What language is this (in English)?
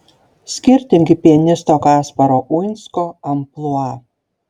Lithuanian